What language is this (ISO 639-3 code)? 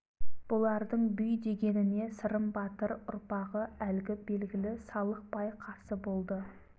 kaz